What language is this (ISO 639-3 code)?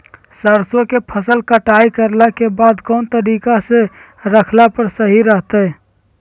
mag